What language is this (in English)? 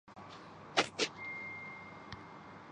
Urdu